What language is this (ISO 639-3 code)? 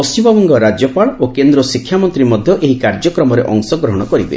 ori